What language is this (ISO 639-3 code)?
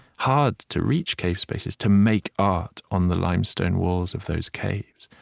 eng